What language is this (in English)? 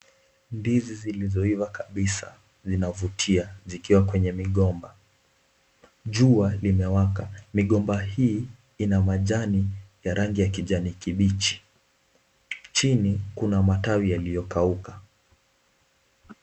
Swahili